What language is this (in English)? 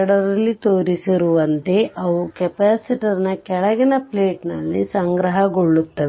Kannada